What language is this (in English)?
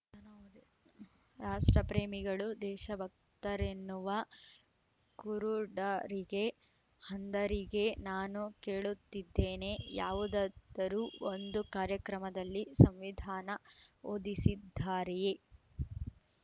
Kannada